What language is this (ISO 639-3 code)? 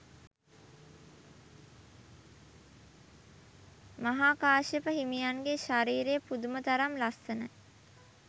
sin